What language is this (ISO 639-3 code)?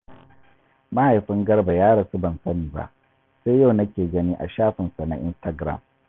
hau